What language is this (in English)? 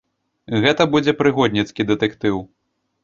Belarusian